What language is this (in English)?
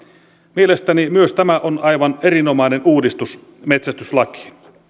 Finnish